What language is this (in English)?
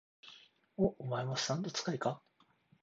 Japanese